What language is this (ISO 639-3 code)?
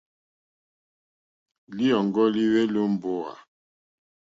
bri